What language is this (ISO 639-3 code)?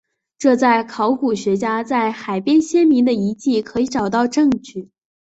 zho